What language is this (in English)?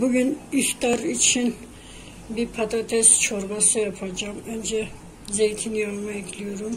Turkish